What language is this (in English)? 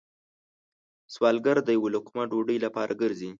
Pashto